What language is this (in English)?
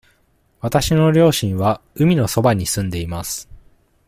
Japanese